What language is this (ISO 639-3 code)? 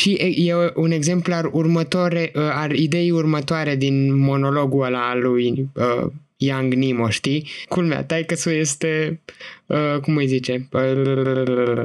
ron